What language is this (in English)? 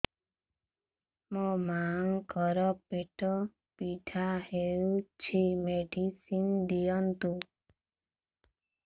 Odia